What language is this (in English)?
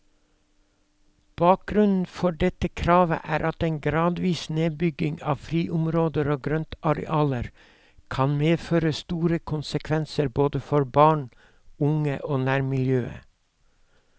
Norwegian